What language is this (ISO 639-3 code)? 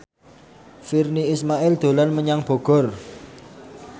jav